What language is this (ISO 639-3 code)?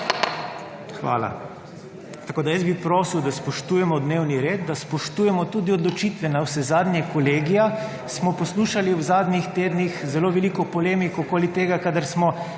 slv